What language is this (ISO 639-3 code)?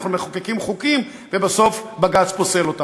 heb